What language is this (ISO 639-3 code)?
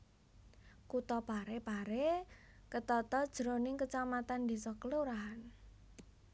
jav